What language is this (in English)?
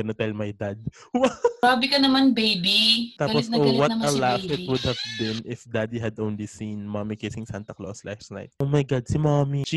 Filipino